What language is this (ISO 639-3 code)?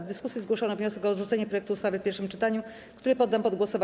pol